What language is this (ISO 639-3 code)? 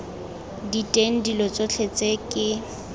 tsn